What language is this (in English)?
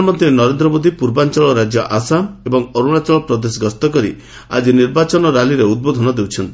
Odia